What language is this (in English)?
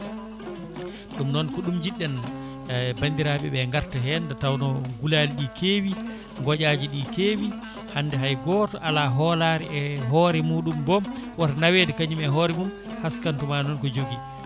Fula